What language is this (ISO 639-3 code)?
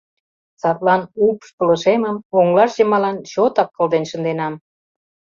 chm